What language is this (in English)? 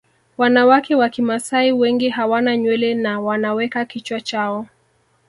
Swahili